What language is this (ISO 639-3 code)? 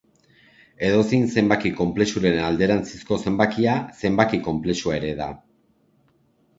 eus